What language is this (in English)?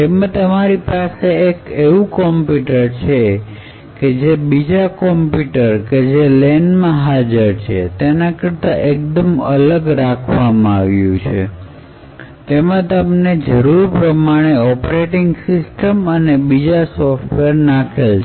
Gujarati